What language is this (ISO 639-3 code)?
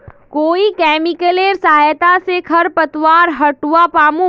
mag